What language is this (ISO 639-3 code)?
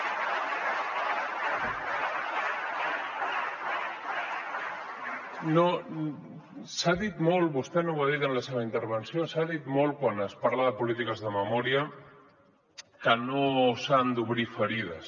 cat